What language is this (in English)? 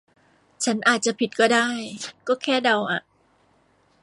Thai